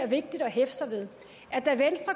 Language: Danish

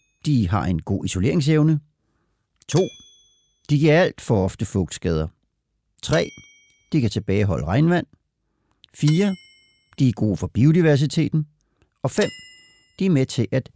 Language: Danish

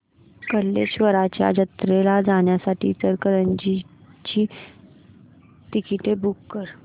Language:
Marathi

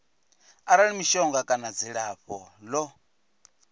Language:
Venda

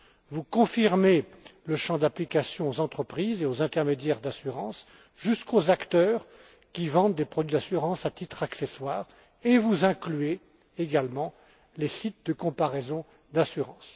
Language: French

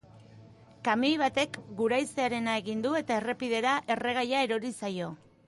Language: Basque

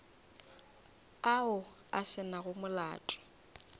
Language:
Northern Sotho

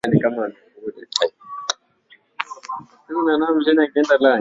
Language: Swahili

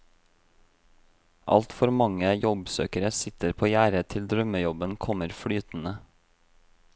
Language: Norwegian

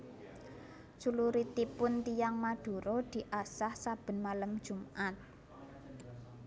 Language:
Javanese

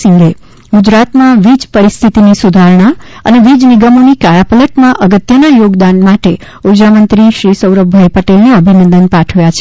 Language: Gujarati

